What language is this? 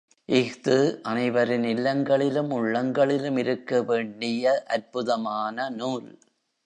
Tamil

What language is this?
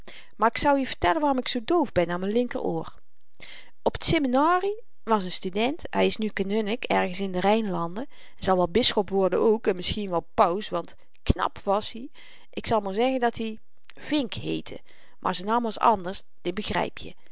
Dutch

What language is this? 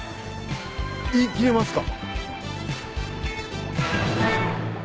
Japanese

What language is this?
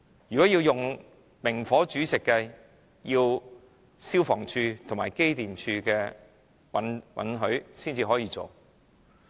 Cantonese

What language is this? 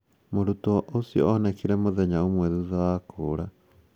Kikuyu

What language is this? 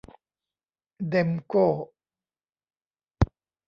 Thai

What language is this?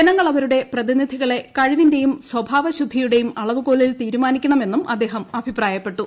Malayalam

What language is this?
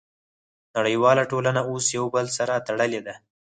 Pashto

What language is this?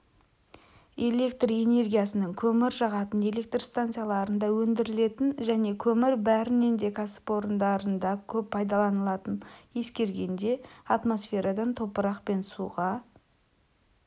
Kazakh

